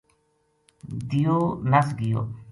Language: Gujari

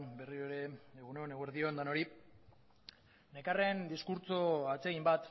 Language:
Basque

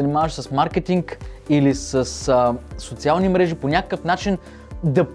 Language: Bulgarian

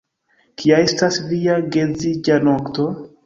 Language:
Esperanto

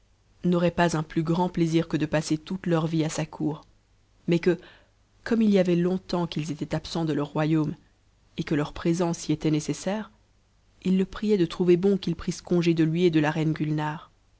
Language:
French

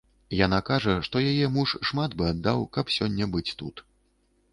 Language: Belarusian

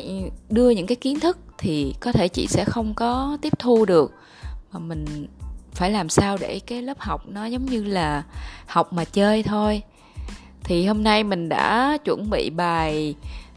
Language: Vietnamese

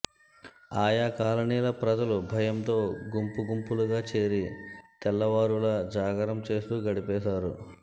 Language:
Telugu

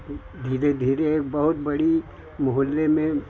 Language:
Hindi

